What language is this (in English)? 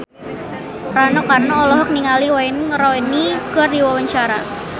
Sundanese